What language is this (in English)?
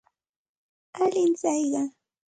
Santa Ana de Tusi Pasco Quechua